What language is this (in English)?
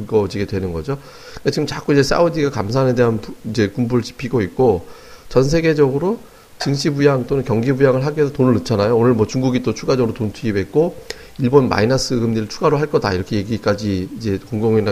Korean